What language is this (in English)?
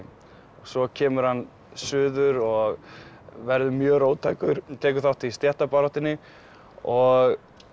Icelandic